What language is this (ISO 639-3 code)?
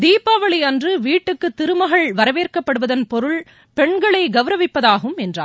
tam